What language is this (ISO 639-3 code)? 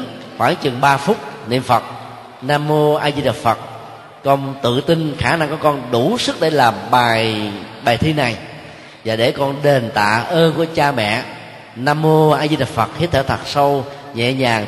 vie